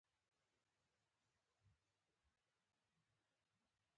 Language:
Pashto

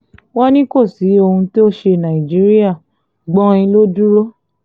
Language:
Yoruba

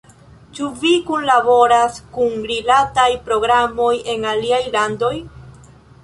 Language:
Esperanto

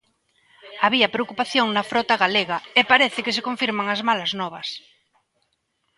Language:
Galician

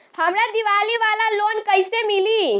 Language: Bhojpuri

